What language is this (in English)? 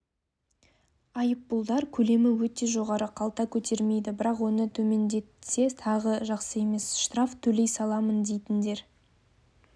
Kazakh